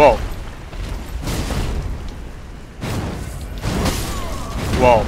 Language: German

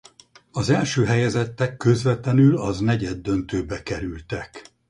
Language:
Hungarian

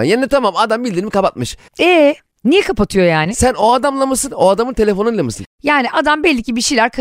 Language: Turkish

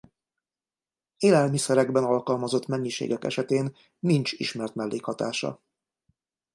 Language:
Hungarian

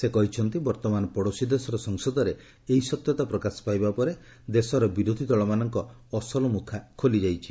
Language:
Odia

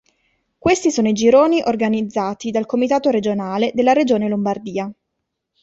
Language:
Italian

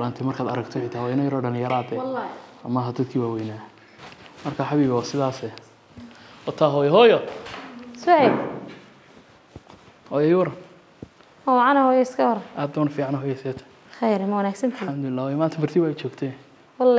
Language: Arabic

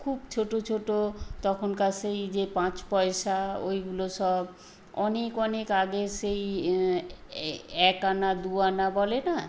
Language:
Bangla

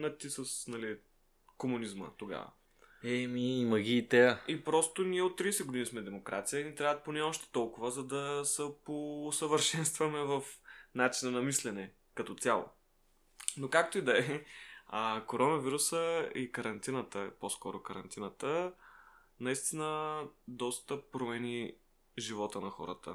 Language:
Bulgarian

